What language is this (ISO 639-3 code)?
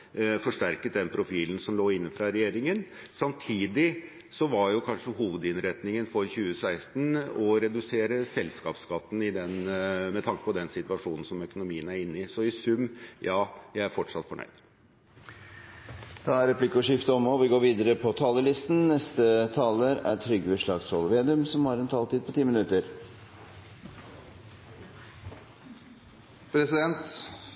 nor